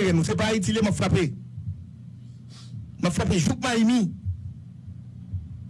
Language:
French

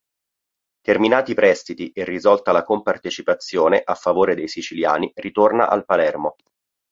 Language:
Italian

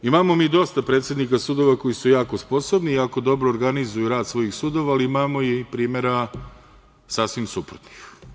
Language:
Serbian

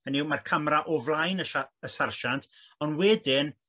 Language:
Welsh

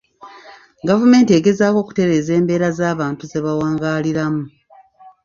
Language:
Ganda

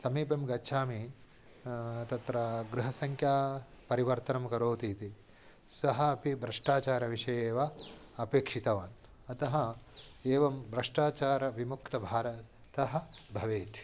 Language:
Sanskrit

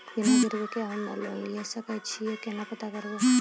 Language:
Maithili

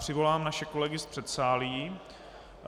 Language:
Czech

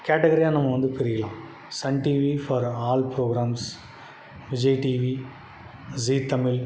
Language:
Tamil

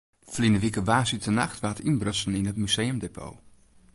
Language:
Western Frisian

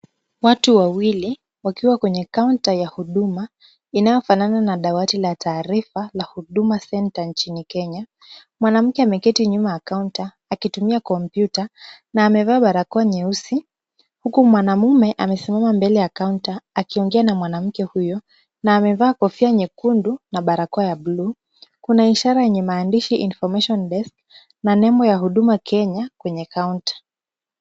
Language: Swahili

